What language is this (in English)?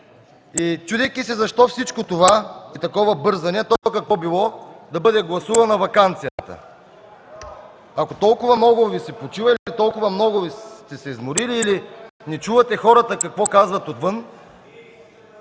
Bulgarian